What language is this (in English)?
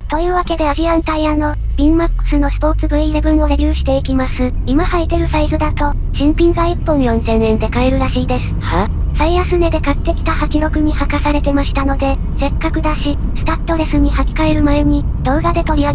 Japanese